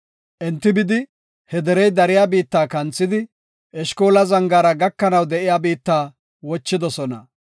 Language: Gofa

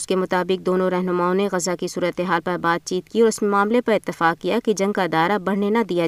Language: Urdu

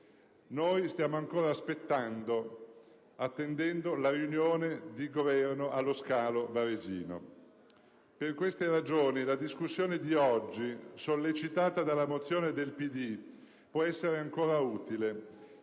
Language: Italian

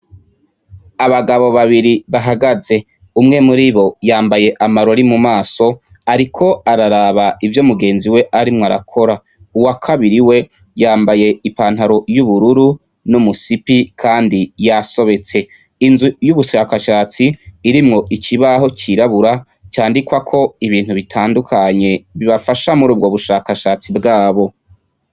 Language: Rundi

